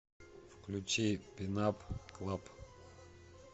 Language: Russian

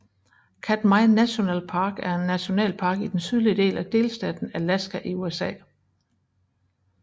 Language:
Danish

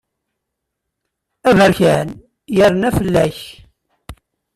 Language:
Kabyle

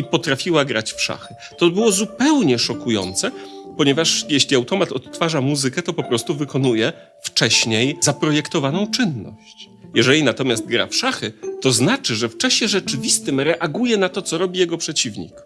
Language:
Polish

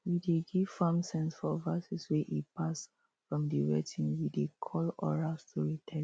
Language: Nigerian Pidgin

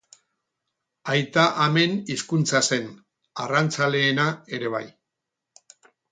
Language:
Basque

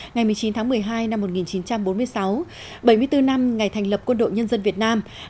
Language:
Vietnamese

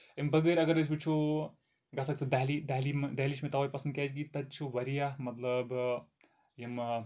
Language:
Kashmiri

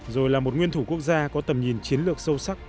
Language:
Vietnamese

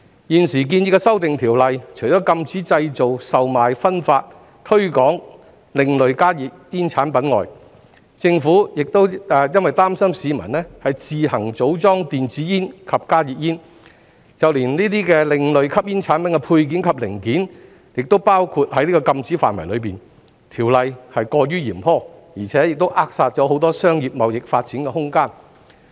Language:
Cantonese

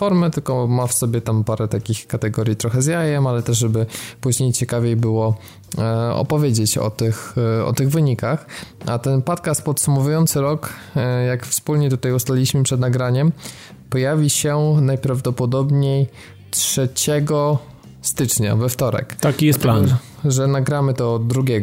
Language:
Polish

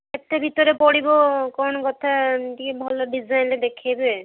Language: Odia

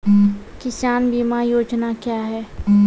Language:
Maithili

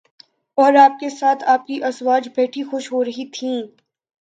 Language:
Urdu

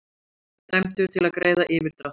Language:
Icelandic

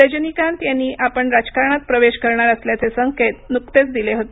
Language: Marathi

